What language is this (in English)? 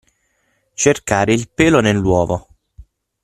Italian